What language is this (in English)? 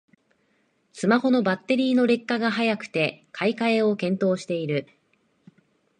Japanese